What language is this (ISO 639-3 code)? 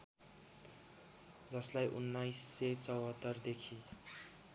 nep